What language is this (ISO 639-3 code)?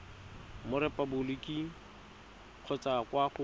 tsn